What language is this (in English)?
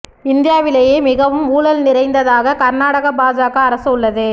Tamil